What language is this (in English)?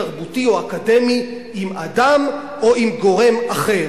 Hebrew